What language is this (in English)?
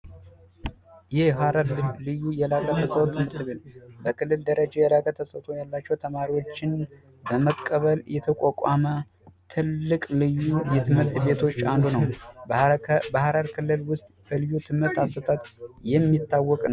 Amharic